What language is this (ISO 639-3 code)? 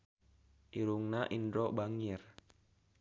sun